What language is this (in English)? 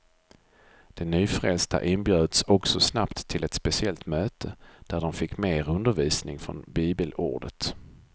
Swedish